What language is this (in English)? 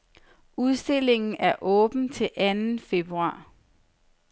Danish